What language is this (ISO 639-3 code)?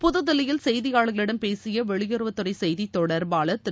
tam